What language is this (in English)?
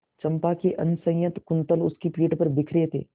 Hindi